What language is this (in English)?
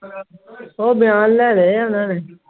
Punjabi